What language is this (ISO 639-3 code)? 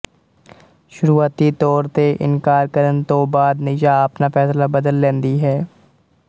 pan